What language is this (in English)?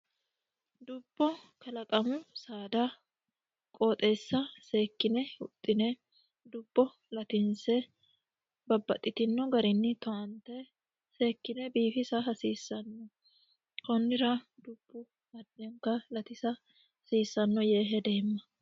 Sidamo